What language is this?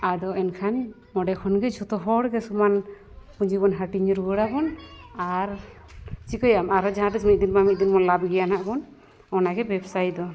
Santali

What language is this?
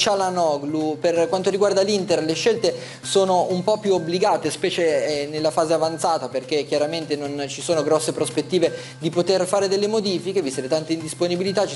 Italian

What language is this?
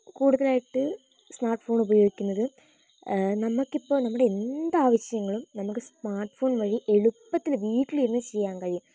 Malayalam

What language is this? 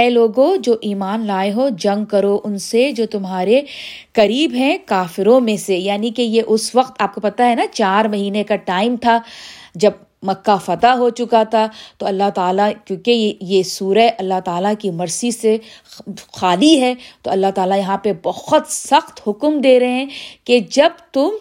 Urdu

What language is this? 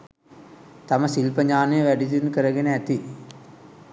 Sinhala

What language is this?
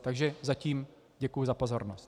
Czech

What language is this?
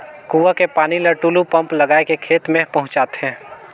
Chhattisgarhi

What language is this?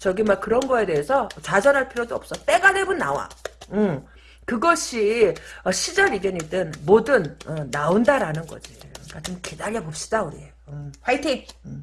Korean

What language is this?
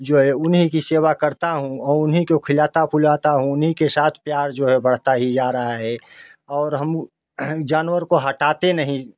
Hindi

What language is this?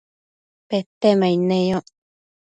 Matsés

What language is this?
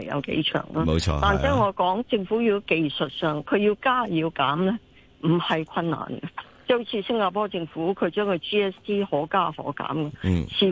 Chinese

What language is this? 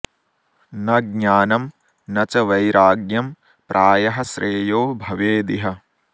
Sanskrit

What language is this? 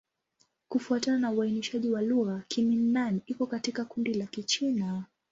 Swahili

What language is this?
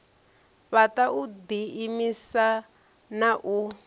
Venda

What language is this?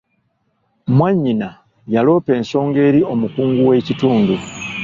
Ganda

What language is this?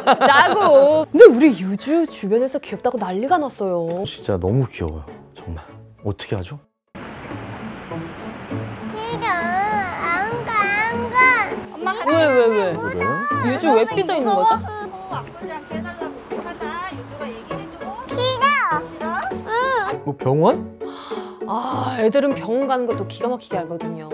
Korean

